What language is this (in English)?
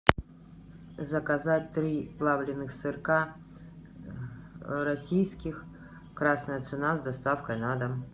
Russian